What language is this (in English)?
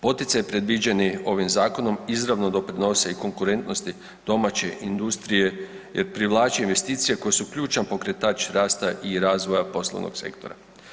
Croatian